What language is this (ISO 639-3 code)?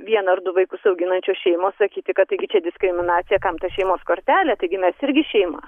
lit